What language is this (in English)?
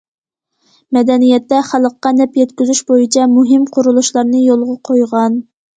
Uyghur